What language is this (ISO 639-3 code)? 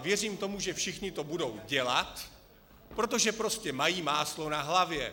ces